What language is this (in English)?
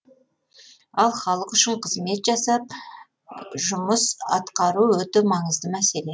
Kazakh